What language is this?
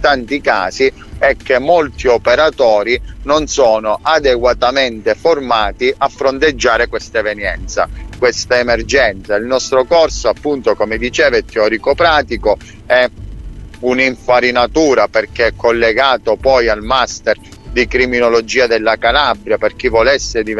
Italian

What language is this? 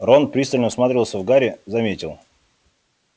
Russian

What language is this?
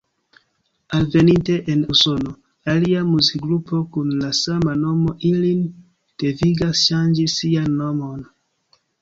Esperanto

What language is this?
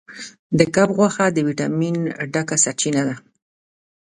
Pashto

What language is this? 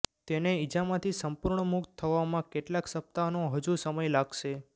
Gujarati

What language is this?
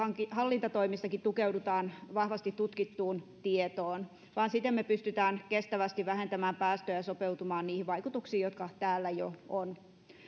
Finnish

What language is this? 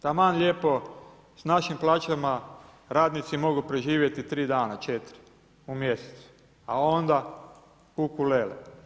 Croatian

